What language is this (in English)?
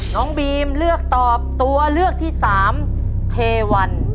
Thai